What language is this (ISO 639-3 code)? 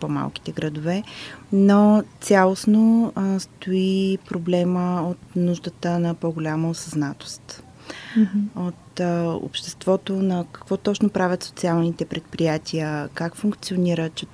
bul